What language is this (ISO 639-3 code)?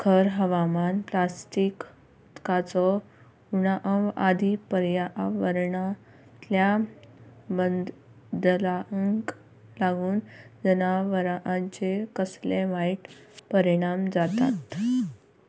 kok